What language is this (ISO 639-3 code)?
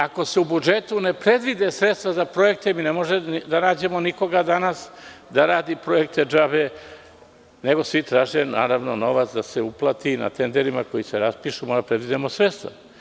srp